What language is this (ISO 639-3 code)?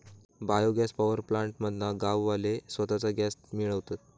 mar